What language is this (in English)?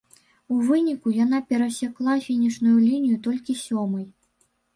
Belarusian